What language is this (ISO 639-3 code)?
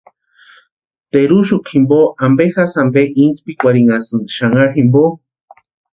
pua